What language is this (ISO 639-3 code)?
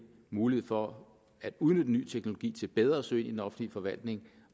dan